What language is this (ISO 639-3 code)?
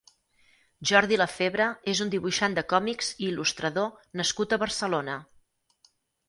cat